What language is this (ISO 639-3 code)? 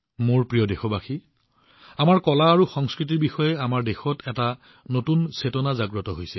asm